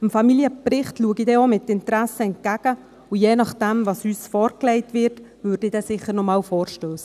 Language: Swiss German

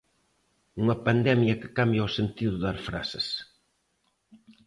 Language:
Galician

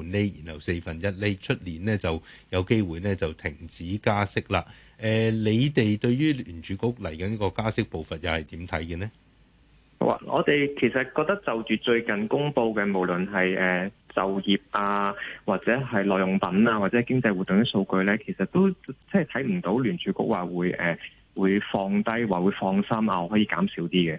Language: Chinese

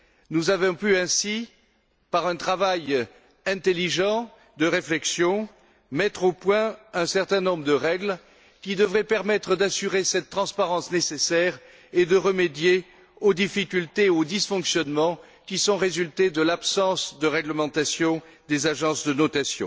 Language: French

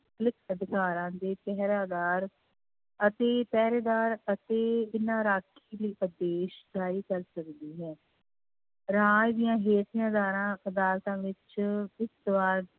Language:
Punjabi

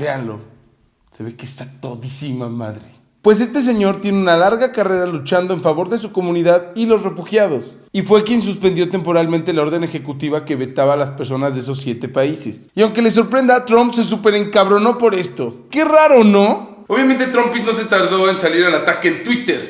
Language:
Spanish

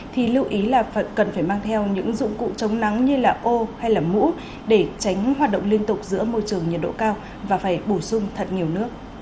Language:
Vietnamese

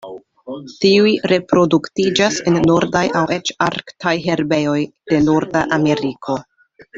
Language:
Esperanto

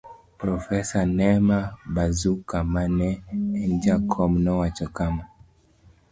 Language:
Luo (Kenya and Tanzania)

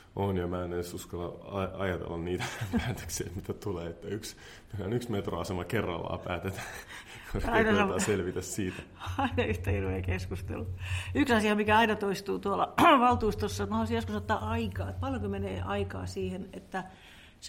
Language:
Finnish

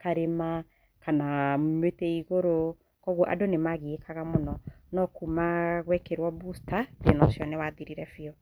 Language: Kikuyu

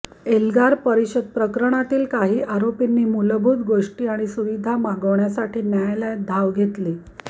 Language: Marathi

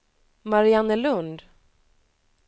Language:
Swedish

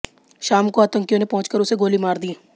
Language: Hindi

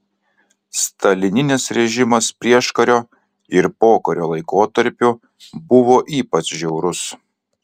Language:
Lithuanian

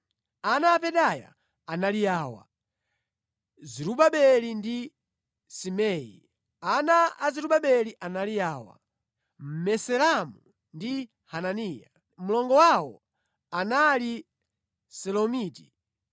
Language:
Nyanja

